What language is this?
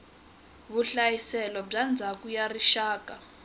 Tsonga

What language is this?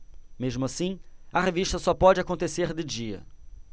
Portuguese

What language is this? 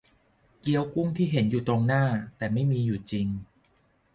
Thai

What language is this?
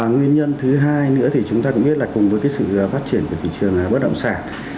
Vietnamese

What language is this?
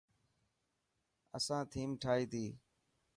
Dhatki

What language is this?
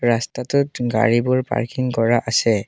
Assamese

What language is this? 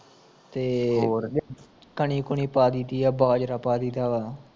Punjabi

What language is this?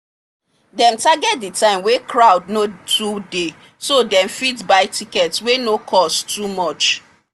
Nigerian Pidgin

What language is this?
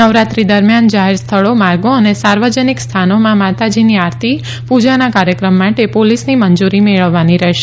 Gujarati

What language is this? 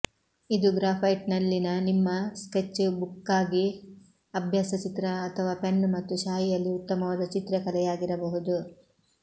Kannada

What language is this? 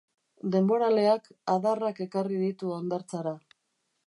Basque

